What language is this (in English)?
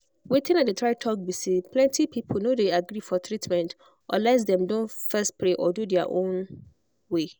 Nigerian Pidgin